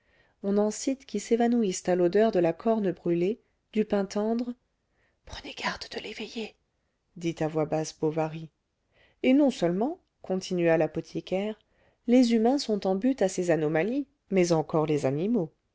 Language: French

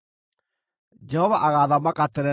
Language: Kikuyu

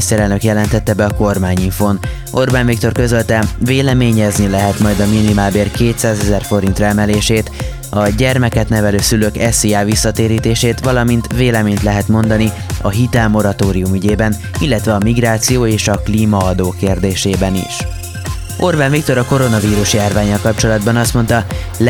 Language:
Hungarian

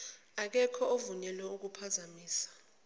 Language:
Zulu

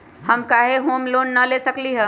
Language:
Magahi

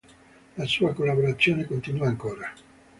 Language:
Italian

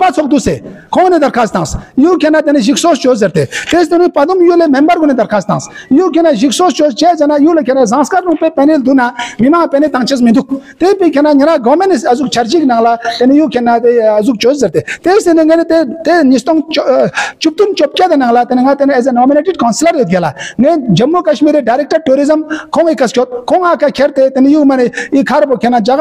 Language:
Romanian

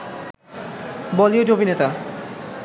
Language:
Bangla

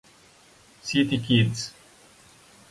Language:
Italian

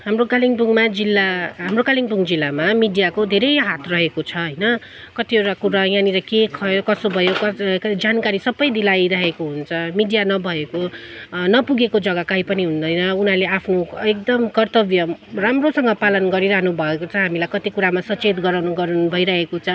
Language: Nepali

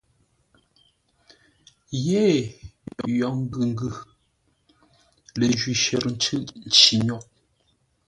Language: Ngombale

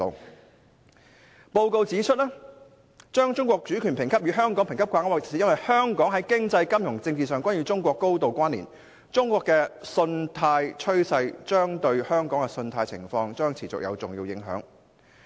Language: Cantonese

